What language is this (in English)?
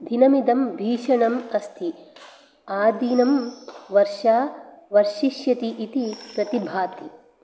Sanskrit